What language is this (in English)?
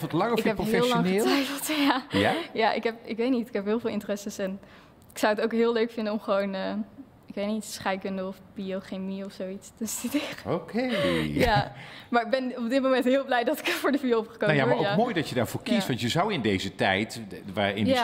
Dutch